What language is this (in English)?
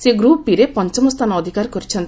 Odia